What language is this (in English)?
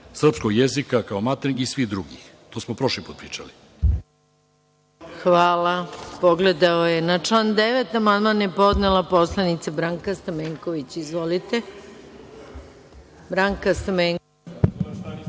Serbian